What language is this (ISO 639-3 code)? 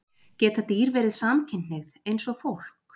isl